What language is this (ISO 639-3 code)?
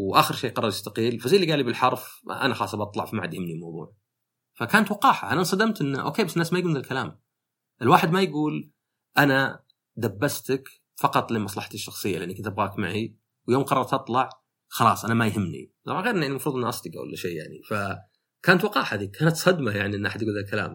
ara